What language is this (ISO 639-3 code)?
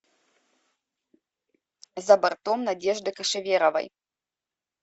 rus